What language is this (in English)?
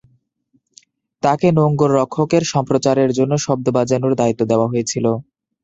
Bangla